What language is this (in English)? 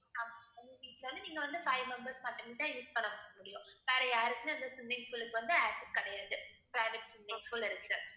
Tamil